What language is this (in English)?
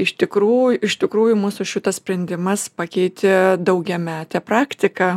Lithuanian